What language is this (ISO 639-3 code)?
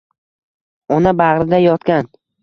uzb